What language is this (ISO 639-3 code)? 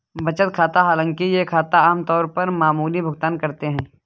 hin